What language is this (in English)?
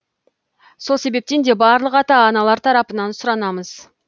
Kazakh